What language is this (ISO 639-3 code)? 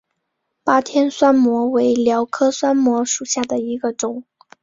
zho